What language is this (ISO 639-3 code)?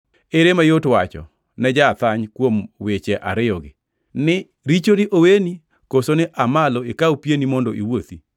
luo